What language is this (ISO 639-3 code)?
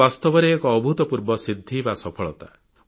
ori